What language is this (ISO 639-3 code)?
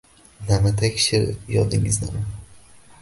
uzb